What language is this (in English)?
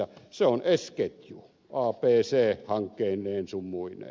Finnish